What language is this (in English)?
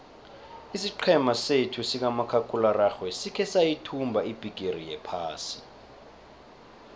South Ndebele